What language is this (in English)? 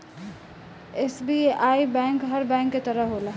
Bhojpuri